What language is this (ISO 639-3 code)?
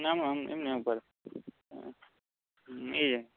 guj